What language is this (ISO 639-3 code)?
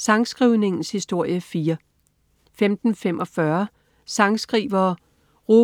dan